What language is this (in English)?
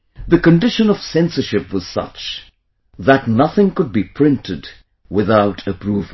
English